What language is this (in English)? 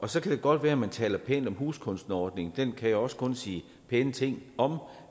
Danish